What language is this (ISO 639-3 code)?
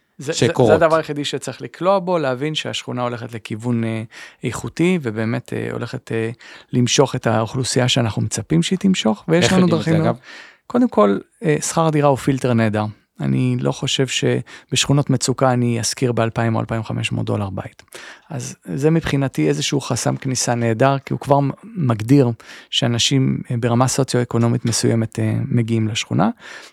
heb